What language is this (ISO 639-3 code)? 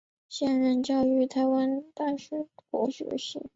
zho